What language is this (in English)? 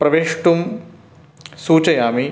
Sanskrit